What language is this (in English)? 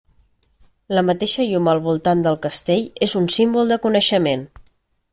Catalan